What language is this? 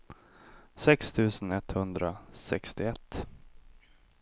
Swedish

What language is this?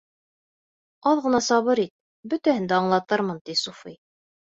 Bashkir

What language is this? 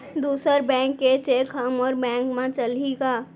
Chhattisgarhi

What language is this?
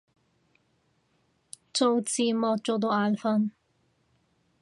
Cantonese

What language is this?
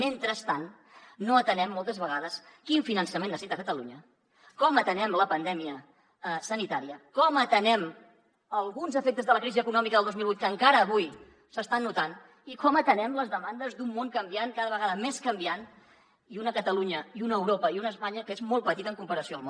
Catalan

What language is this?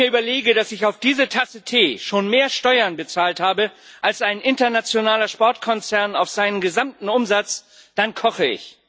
German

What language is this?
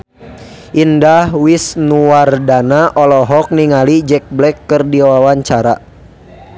Sundanese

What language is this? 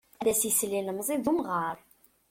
Kabyle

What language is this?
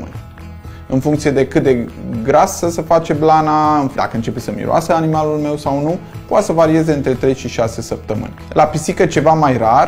Romanian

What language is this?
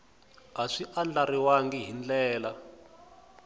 Tsonga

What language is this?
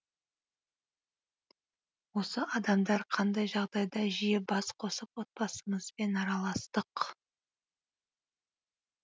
Kazakh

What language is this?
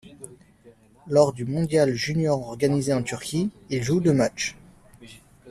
French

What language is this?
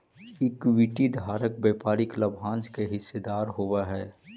Magahi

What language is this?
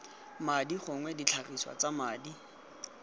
Tswana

